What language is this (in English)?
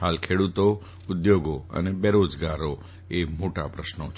Gujarati